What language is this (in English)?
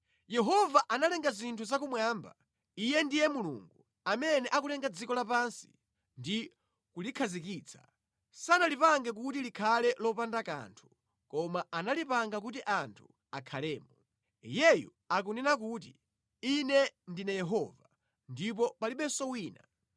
Nyanja